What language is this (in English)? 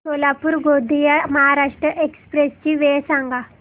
Marathi